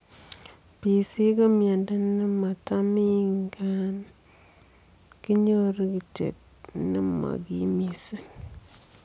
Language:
Kalenjin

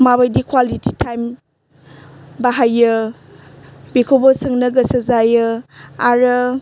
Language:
Bodo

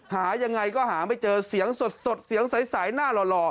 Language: Thai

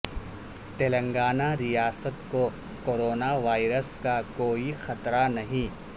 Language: Urdu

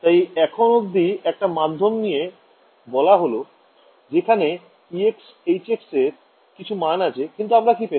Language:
Bangla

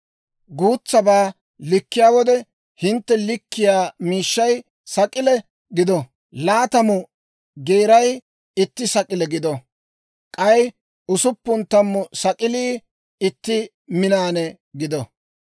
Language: Dawro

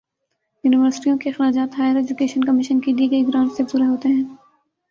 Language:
Urdu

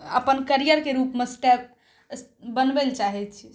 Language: Maithili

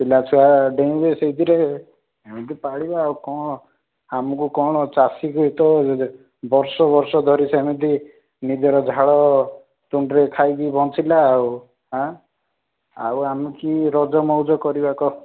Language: Odia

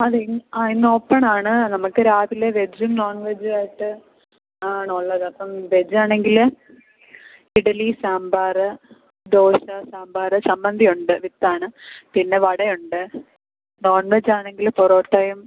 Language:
Malayalam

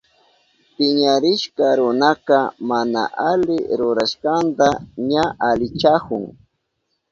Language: Southern Pastaza Quechua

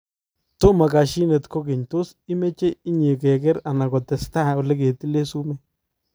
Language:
Kalenjin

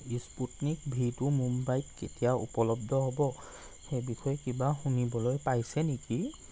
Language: Assamese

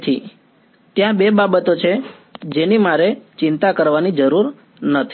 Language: Gujarati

